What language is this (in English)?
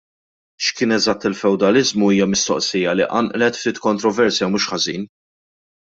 Maltese